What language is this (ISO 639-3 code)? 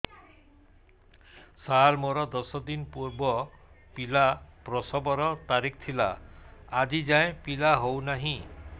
ori